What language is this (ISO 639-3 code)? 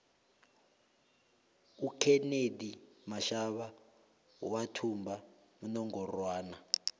nbl